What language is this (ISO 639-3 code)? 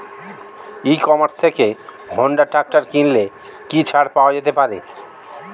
ben